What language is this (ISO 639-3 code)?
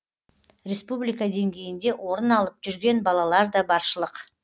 kaz